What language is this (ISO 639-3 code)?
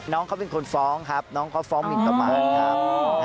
tha